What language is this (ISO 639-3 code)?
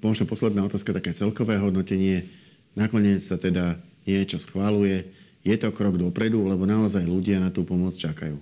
slk